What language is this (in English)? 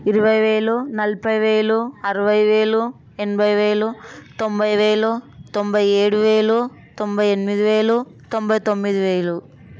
Telugu